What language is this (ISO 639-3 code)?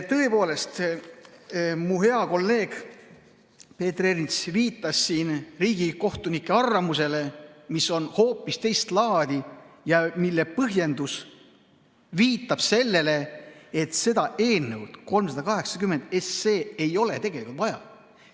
est